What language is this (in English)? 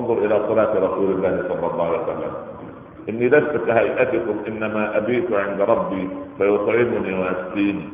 Arabic